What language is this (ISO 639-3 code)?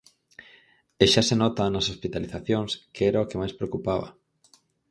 glg